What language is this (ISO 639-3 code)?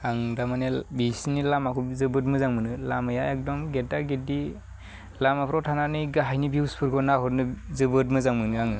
brx